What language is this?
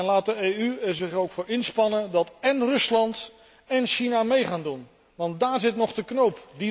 Dutch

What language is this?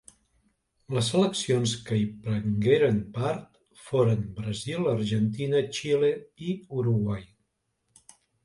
Catalan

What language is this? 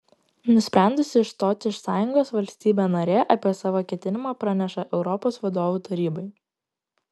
Lithuanian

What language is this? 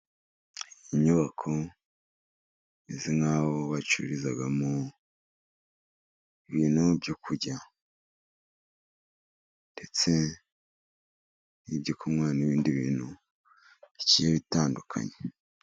Kinyarwanda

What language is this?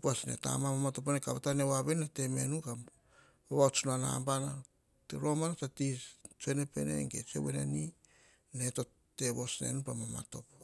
Hahon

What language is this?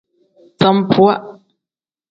Tem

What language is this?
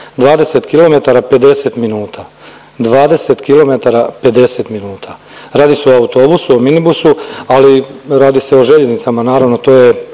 Croatian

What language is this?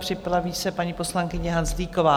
Czech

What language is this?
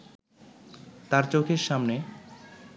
Bangla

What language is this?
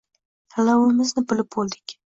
Uzbek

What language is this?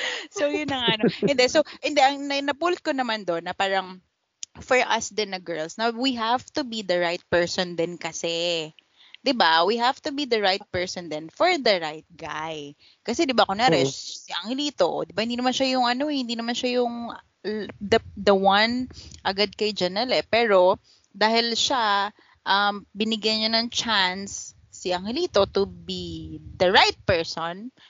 Filipino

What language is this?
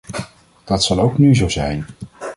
Dutch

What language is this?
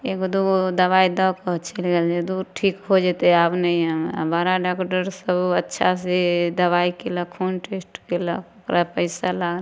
Maithili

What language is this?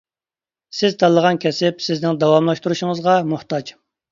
Uyghur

